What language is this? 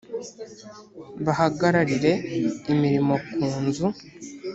Kinyarwanda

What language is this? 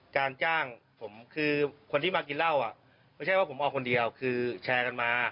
Thai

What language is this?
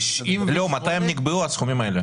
Hebrew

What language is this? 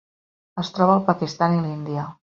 Catalan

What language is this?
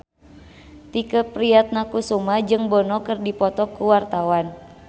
Sundanese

